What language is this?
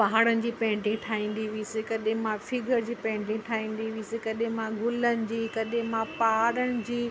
Sindhi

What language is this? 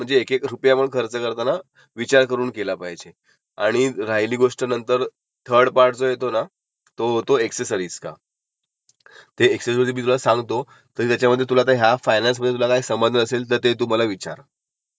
Marathi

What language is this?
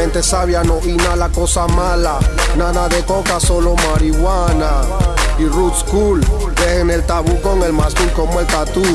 Spanish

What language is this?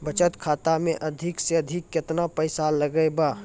Maithili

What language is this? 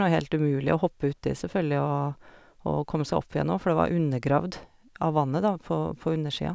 Norwegian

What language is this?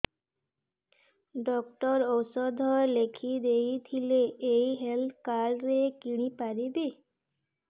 Odia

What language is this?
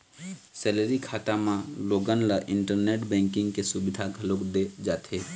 Chhattisgarhi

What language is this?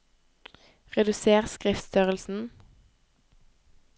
Norwegian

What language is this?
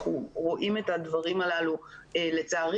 Hebrew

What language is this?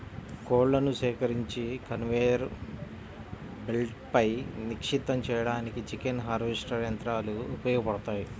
Telugu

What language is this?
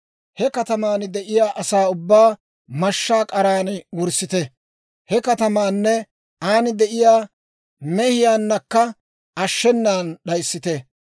Dawro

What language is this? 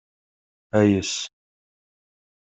Kabyle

